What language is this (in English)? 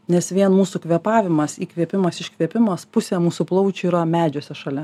Lithuanian